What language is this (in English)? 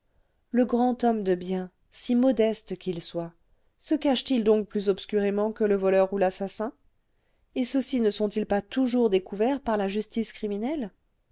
French